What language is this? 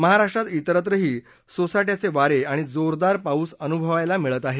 Marathi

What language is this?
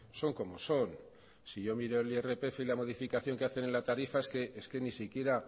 Spanish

